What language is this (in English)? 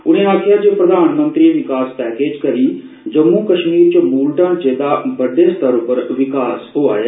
Dogri